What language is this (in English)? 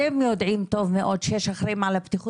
Hebrew